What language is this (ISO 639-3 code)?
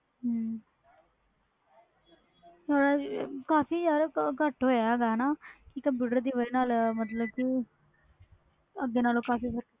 pan